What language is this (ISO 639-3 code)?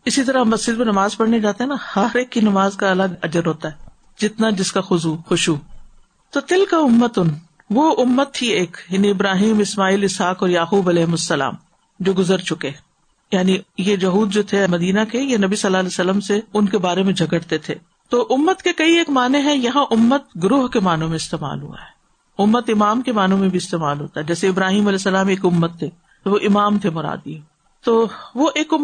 urd